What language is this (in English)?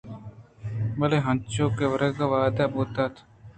Eastern Balochi